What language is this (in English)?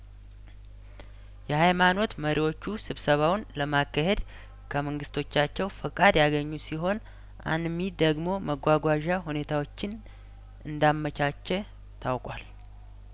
Amharic